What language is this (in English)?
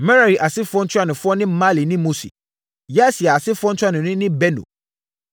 Akan